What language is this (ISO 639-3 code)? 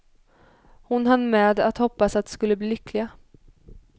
swe